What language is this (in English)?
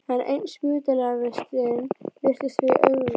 Icelandic